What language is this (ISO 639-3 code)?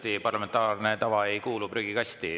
est